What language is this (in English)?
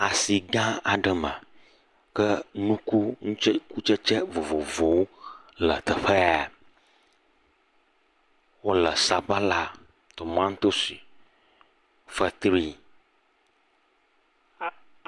Ewe